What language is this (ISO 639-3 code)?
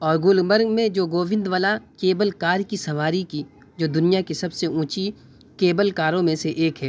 urd